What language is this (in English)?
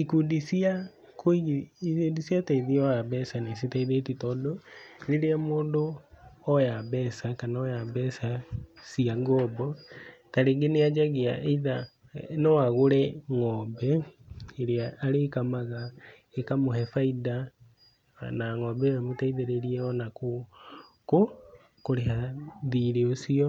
Kikuyu